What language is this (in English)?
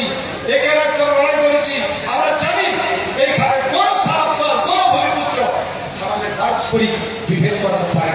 Korean